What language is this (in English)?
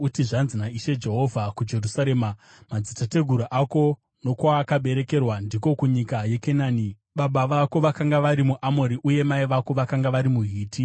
Shona